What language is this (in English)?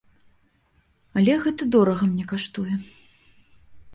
Belarusian